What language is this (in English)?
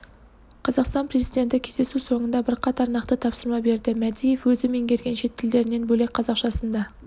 Kazakh